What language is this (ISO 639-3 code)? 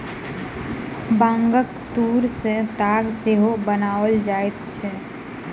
mai